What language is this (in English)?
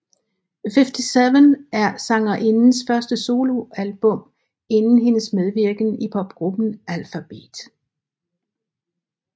Danish